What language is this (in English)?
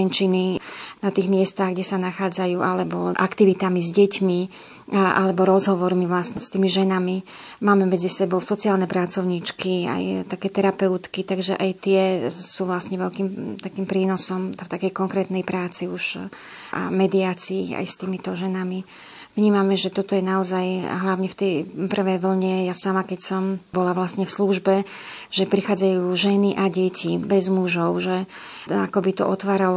Slovak